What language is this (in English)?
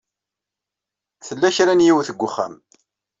Kabyle